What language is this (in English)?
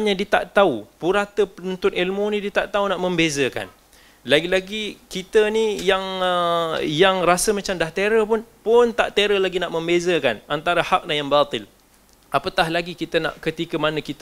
Malay